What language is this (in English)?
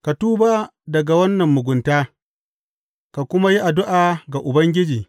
Hausa